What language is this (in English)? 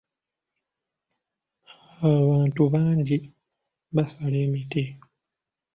Ganda